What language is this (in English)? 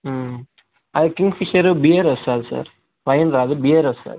Telugu